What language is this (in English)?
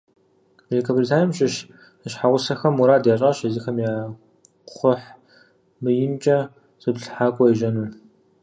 Kabardian